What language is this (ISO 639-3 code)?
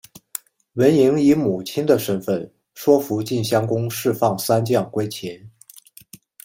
zho